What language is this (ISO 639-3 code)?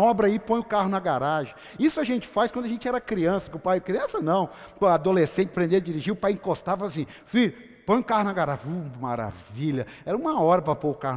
por